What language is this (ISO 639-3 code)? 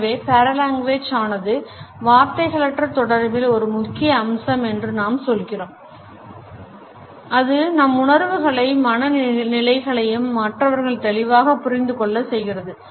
tam